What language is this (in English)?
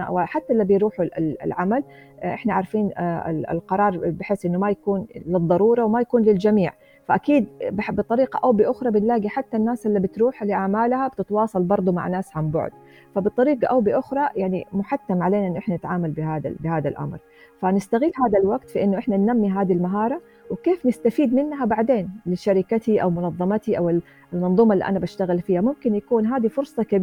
Arabic